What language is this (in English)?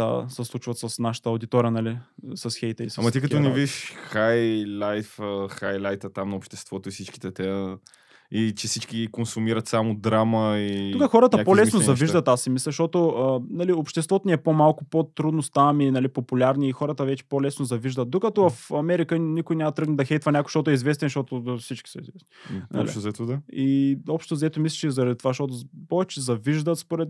Bulgarian